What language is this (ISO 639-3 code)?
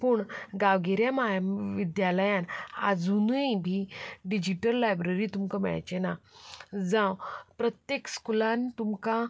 kok